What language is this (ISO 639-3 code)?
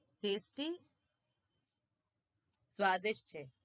guj